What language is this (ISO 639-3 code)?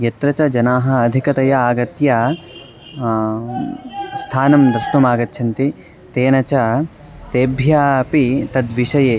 san